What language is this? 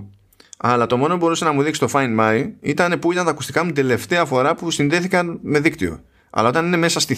Greek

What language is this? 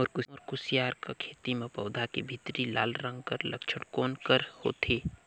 Chhattisgarhi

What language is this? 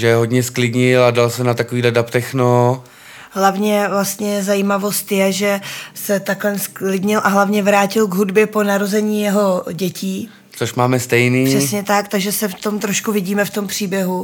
Czech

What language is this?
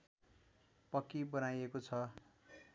Nepali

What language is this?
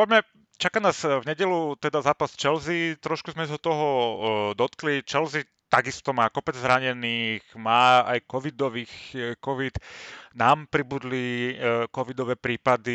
Slovak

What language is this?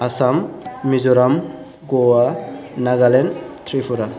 Bodo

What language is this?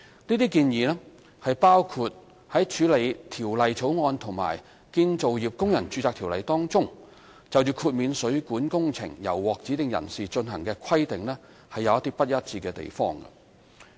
Cantonese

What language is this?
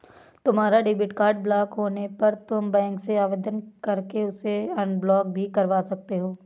Hindi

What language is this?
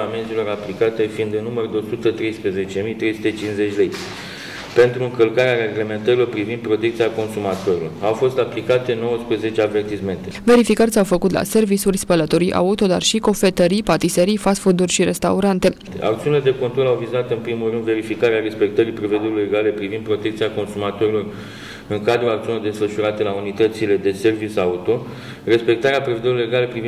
Romanian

